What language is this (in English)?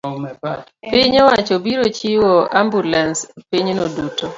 Luo (Kenya and Tanzania)